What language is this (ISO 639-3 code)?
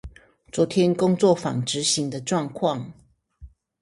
zho